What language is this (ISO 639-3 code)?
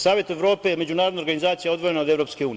srp